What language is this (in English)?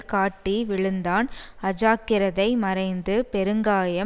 Tamil